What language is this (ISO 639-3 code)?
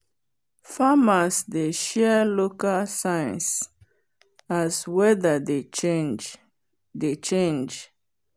pcm